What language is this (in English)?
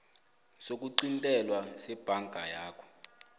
South Ndebele